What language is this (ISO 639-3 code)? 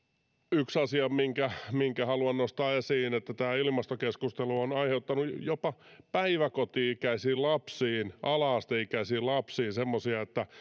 fin